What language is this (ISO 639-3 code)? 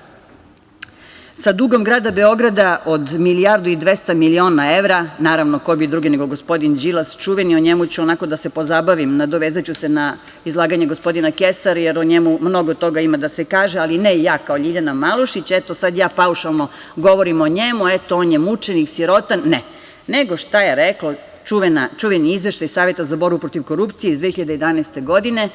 srp